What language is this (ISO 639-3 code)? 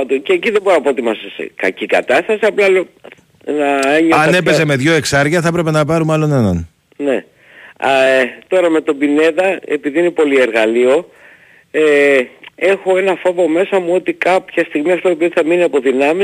ell